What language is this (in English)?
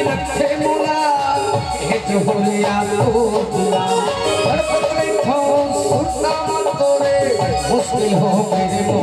Arabic